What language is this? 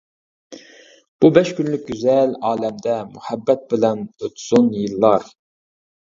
Uyghur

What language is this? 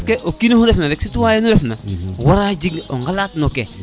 Serer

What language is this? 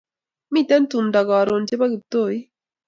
Kalenjin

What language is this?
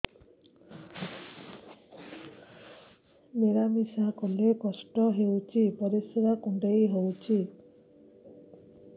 Odia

